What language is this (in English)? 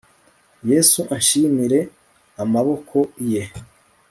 Kinyarwanda